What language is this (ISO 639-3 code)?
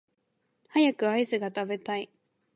jpn